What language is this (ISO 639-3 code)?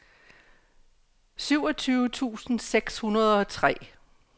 dan